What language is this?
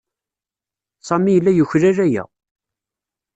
Kabyle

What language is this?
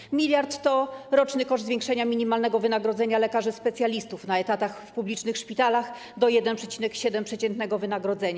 Polish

